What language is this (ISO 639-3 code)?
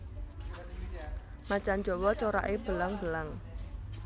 jav